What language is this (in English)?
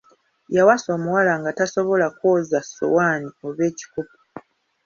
Ganda